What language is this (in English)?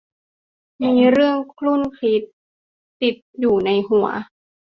Thai